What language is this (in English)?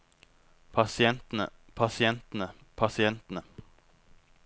Norwegian